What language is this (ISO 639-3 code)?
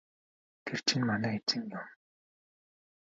mon